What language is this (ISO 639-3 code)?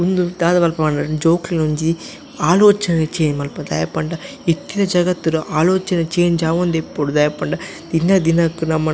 tcy